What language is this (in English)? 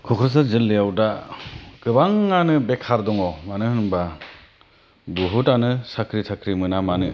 Bodo